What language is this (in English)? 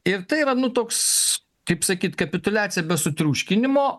Lithuanian